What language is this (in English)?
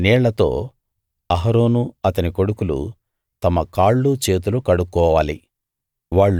Telugu